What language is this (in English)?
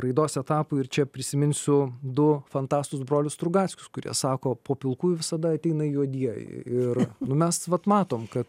Lithuanian